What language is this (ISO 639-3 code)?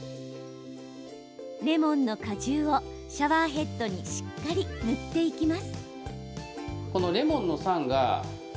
jpn